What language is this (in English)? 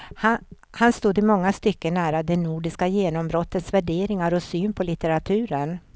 Swedish